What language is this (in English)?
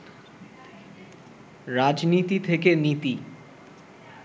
Bangla